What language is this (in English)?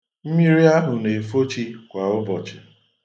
Igbo